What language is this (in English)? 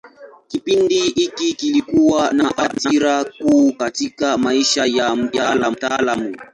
Swahili